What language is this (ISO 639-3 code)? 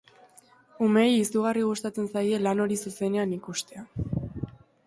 eus